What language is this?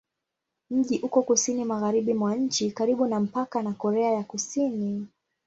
Swahili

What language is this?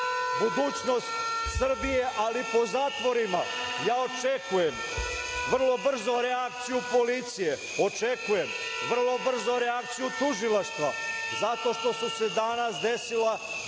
Serbian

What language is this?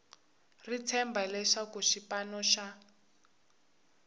Tsonga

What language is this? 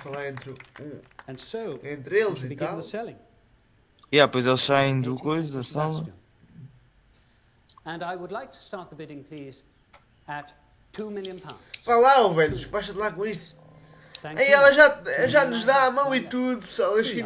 Portuguese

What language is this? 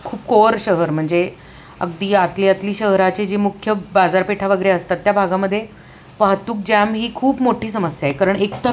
Marathi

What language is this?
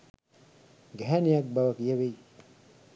Sinhala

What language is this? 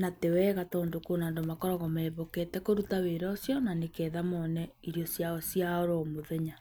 Kikuyu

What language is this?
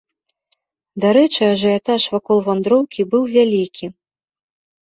Belarusian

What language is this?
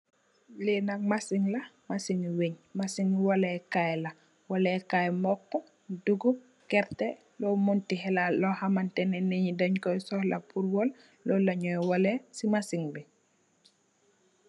Wolof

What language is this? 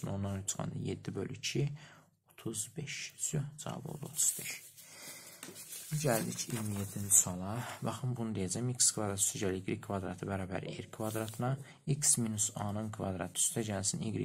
Turkish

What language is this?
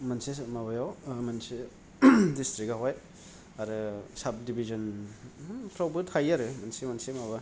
Bodo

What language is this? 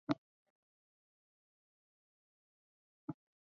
Chinese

